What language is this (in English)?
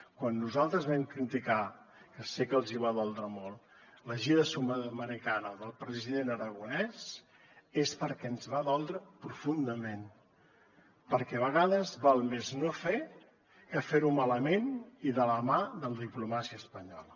Catalan